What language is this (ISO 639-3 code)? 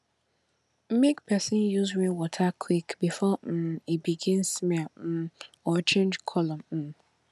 pcm